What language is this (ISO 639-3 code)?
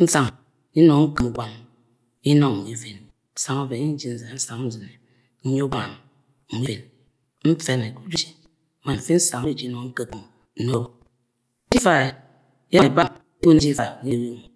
yay